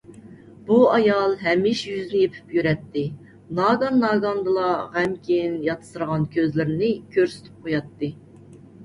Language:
Uyghur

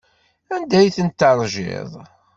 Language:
Kabyle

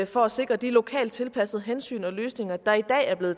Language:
Danish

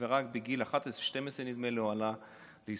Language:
Hebrew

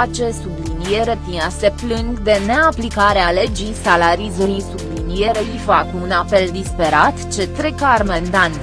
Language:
Romanian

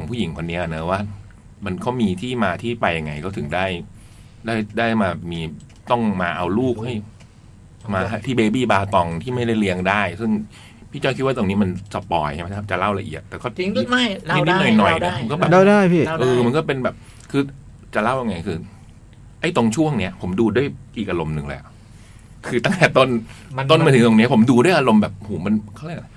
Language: Thai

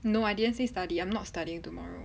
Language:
English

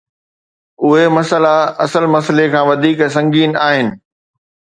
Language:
Sindhi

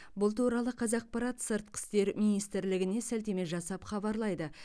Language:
Kazakh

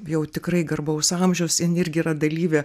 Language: Lithuanian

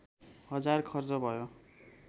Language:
Nepali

